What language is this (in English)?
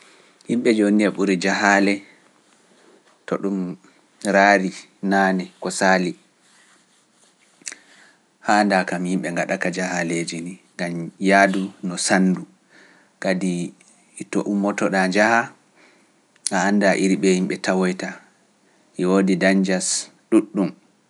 Pular